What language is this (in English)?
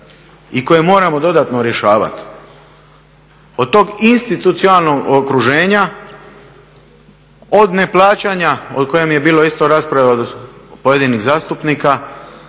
Croatian